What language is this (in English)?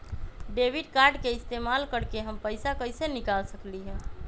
Magahi